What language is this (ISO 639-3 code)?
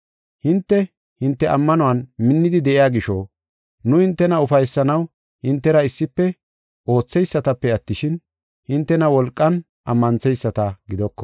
gof